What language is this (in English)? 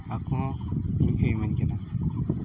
Santali